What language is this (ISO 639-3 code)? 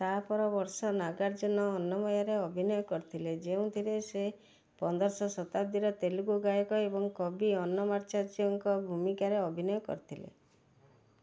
ori